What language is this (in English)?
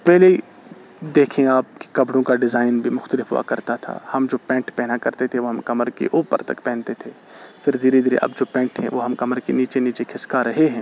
Urdu